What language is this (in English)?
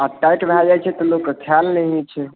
Maithili